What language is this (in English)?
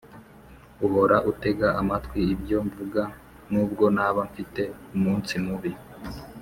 Kinyarwanda